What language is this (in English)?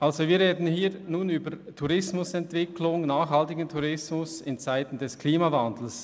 Swiss German